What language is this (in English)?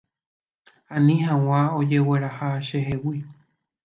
Guarani